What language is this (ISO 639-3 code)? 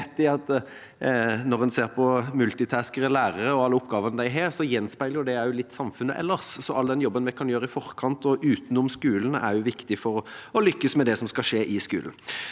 nor